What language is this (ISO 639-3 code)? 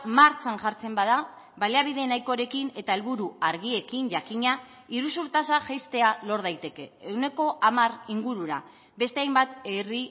eus